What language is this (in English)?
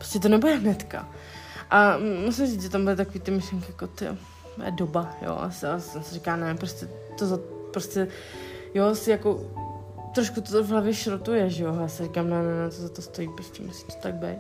Czech